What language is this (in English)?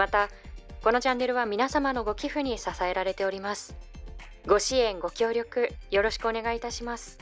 Japanese